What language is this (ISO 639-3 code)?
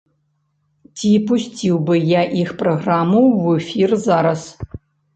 bel